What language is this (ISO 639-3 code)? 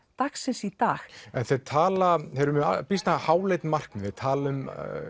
isl